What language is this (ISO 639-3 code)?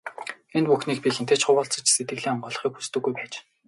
mon